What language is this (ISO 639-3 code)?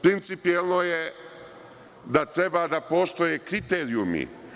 srp